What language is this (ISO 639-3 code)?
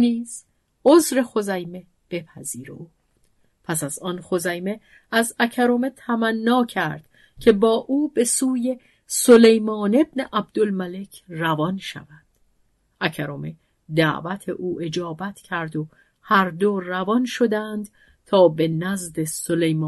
fas